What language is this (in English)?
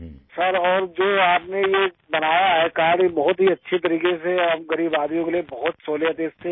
Urdu